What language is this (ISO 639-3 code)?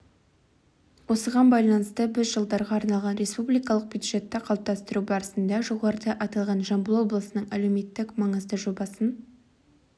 kaz